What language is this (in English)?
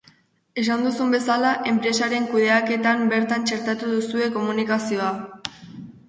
Basque